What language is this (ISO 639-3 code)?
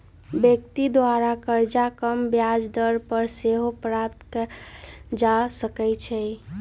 mag